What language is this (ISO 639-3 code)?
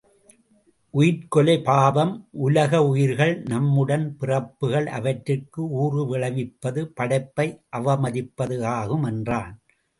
tam